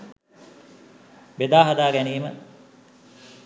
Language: Sinhala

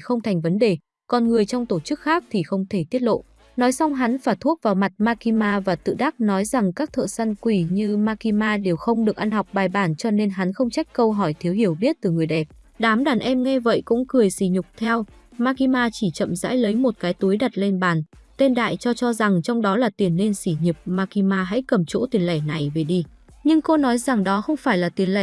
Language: Vietnamese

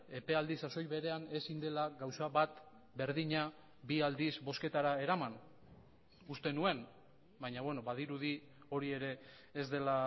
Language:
Basque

